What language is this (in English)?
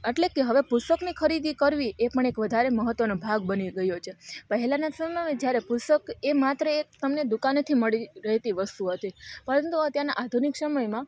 Gujarati